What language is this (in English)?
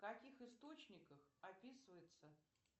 Russian